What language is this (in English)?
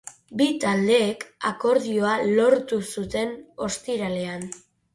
Basque